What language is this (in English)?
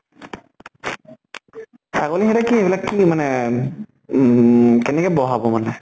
Assamese